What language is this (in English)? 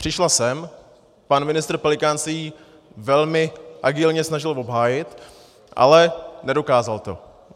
Czech